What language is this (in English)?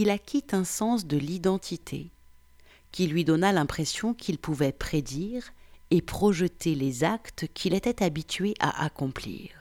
French